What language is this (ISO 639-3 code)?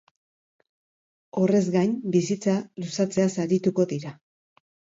eus